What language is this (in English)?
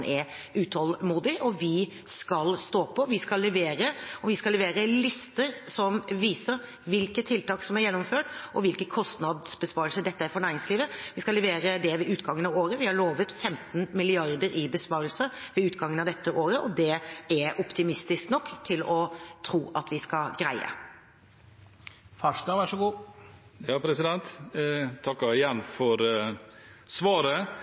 Norwegian Bokmål